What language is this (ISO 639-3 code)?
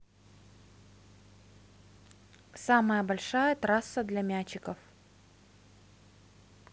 rus